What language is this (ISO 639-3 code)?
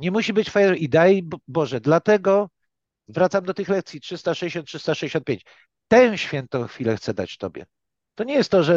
pol